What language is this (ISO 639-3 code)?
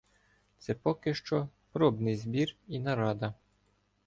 ukr